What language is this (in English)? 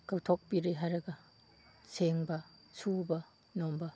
Manipuri